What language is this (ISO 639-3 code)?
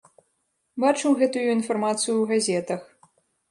bel